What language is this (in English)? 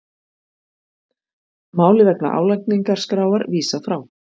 Icelandic